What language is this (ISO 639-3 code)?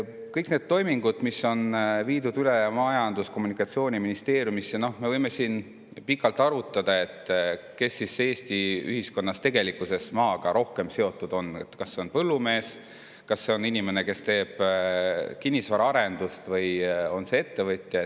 est